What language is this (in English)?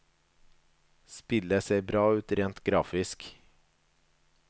Norwegian